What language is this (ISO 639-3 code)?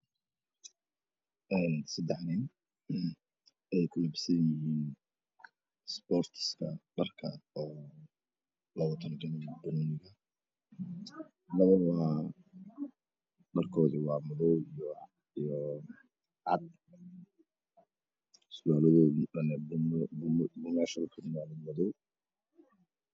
som